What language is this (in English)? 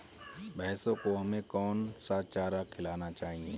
Hindi